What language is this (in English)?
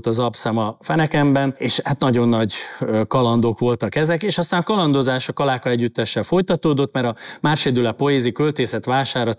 Hungarian